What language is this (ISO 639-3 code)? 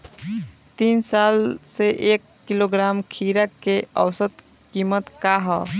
bho